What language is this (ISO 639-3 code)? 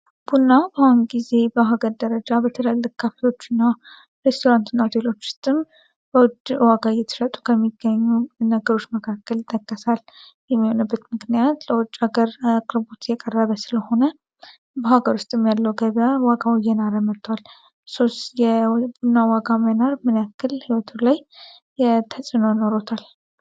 amh